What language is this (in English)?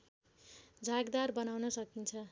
Nepali